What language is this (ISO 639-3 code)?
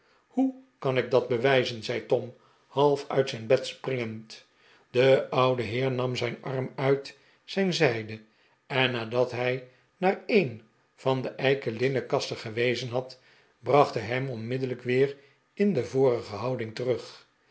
nld